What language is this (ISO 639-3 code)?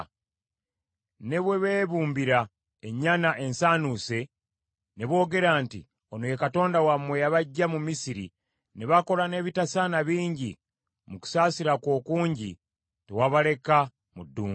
lug